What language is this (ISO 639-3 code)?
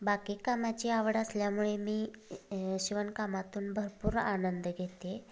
mar